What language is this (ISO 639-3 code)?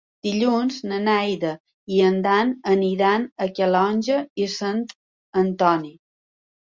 cat